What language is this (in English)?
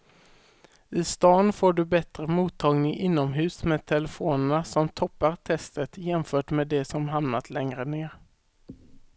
Swedish